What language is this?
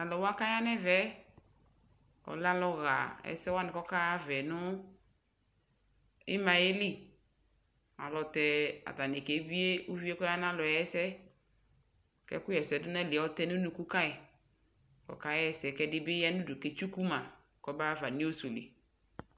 Ikposo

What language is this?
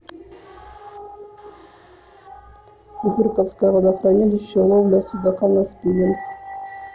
Russian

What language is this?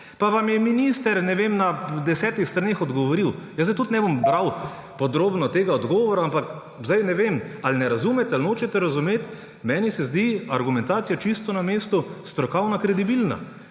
Slovenian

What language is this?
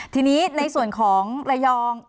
Thai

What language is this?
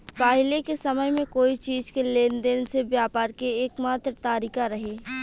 Bhojpuri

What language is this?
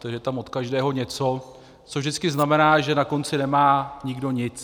Czech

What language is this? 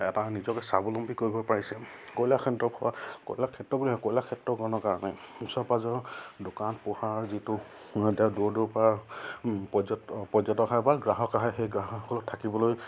Assamese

